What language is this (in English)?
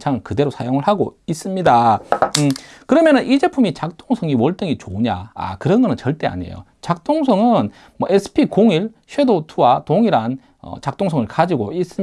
Korean